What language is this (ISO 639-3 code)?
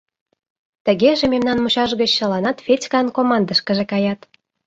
chm